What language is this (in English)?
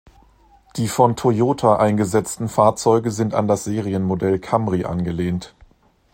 German